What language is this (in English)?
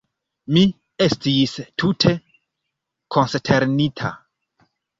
Esperanto